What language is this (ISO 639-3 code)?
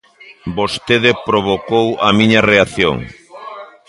glg